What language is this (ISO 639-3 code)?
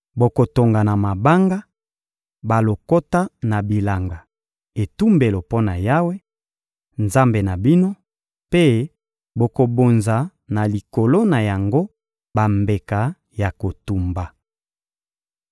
lin